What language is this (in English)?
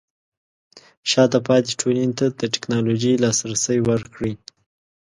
Pashto